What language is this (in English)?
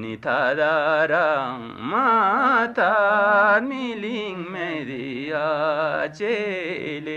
Hindi